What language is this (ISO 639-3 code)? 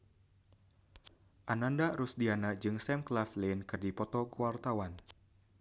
sun